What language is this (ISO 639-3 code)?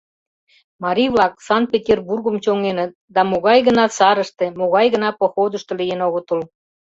chm